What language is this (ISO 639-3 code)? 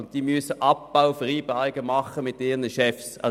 gsw